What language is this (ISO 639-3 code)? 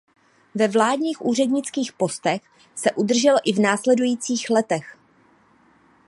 ces